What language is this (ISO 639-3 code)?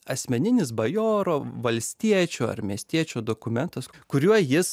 lit